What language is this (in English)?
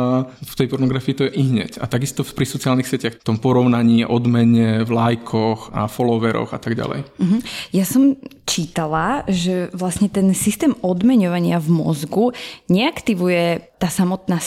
Slovak